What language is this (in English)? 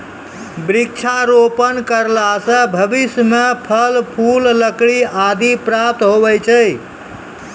Maithili